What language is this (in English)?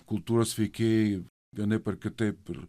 Lithuanian